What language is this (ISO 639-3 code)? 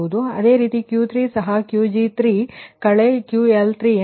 kan